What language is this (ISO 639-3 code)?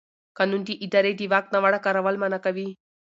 pus